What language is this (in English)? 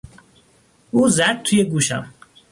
Persian